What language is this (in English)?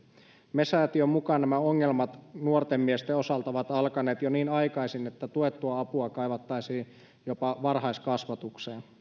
Finnish